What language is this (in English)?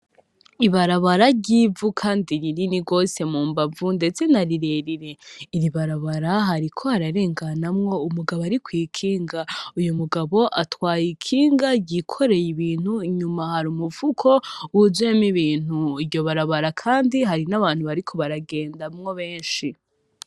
Rundi